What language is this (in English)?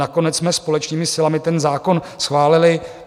Czech